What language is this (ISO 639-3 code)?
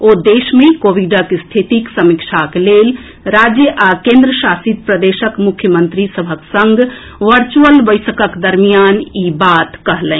mai